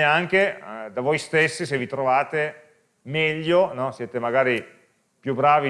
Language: Italian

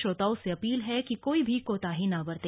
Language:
Hindi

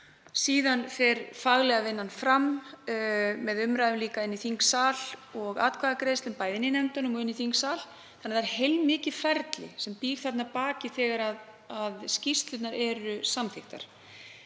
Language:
Icelandic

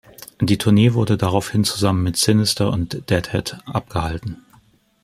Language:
German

